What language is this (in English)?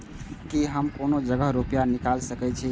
Maithili